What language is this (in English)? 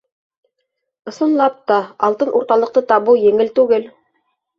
Bashkir